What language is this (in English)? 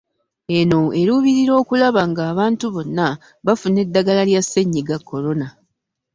Ganda